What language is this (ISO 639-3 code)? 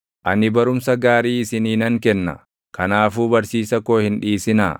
orm